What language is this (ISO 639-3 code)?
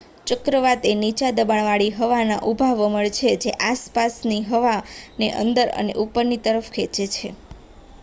guj